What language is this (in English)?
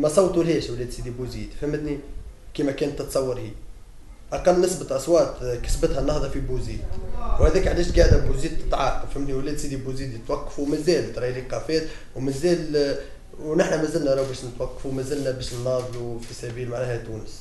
Arabic